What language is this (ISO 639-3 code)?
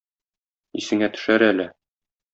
tat